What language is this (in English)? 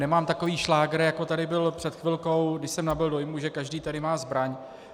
Czech